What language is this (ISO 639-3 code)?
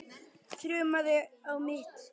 isl